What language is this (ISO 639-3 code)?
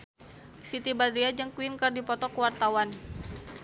sun